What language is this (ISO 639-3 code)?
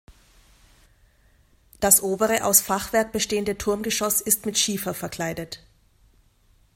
deu